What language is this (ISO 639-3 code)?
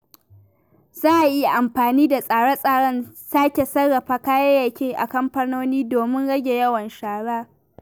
hau